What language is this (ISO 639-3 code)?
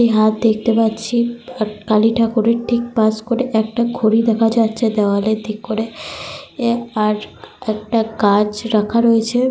ben